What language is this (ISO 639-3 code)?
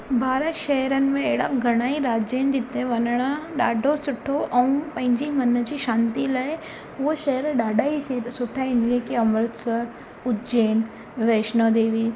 snd